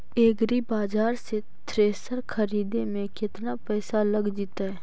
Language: Magahi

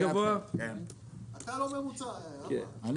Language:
Hebrew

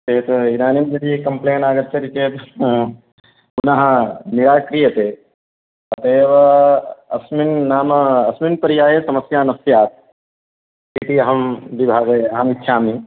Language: Sanskrit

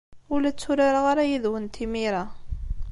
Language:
Kabyle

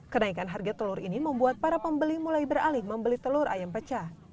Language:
Indonesian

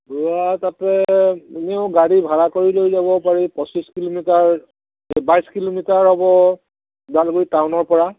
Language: Assamese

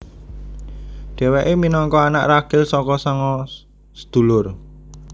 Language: Javanese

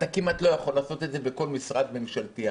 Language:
Hebrew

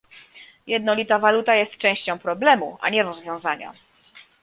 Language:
Polish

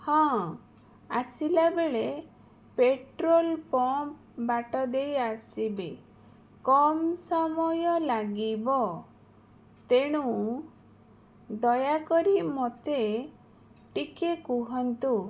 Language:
Odia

